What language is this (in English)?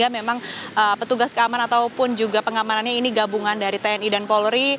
Indonesian